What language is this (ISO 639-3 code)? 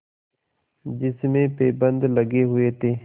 hin